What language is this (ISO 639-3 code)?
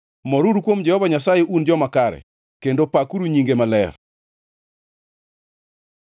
luo